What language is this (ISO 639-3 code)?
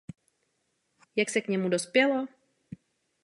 ces